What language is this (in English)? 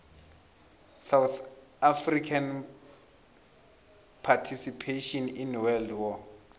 South Ndebele